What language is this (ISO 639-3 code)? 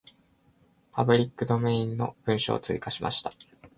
jpn